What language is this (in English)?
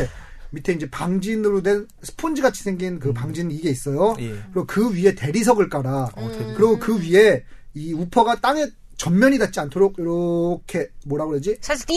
Korean